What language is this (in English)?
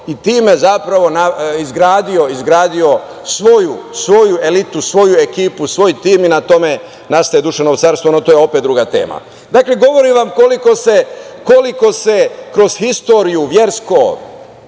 Serbian